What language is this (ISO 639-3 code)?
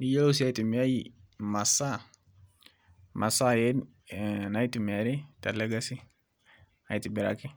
mas